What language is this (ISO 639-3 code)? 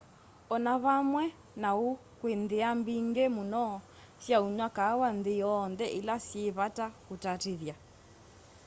kam